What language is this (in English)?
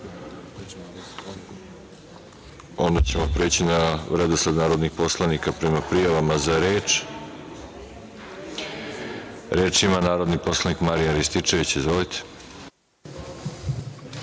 Serbian